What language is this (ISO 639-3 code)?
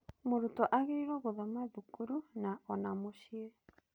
kik